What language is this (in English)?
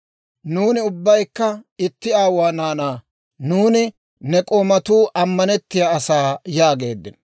Dawro